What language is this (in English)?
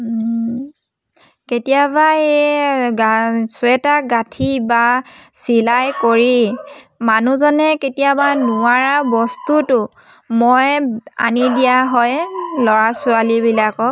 Assamese